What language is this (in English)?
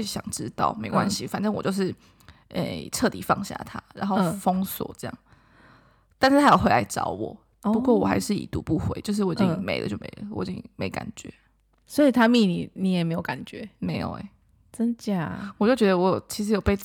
Chinese